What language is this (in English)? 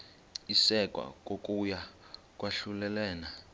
Xhosa